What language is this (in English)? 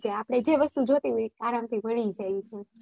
Gujarati